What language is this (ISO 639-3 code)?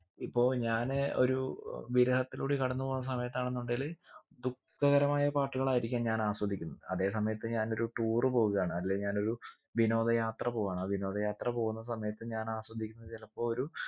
mal